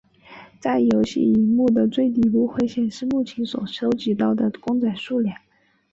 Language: Chinese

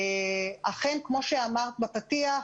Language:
Hebrew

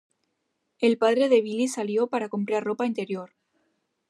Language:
Spanish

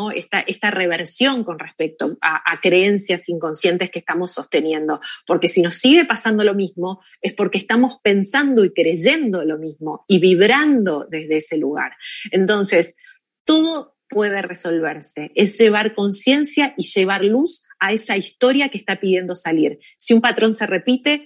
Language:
Spanish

